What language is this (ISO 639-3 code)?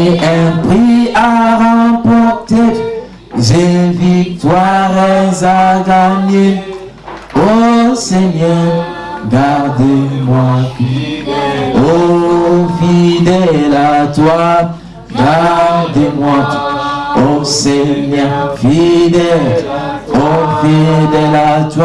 fra